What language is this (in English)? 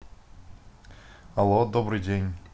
Russian